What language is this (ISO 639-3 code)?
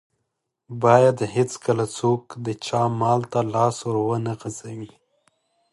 pus